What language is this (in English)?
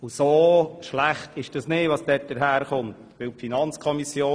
Swiss German